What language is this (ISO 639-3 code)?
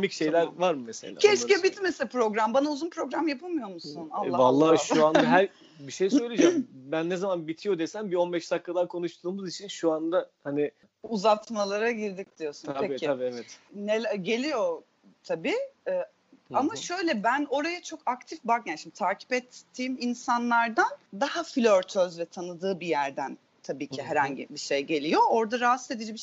tur